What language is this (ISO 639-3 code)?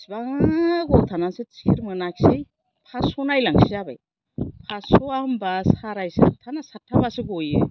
brx